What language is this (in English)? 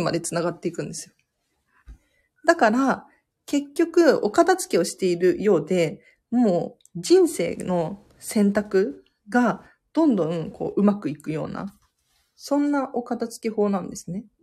Japanese